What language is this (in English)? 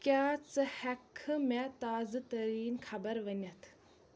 Kashmiri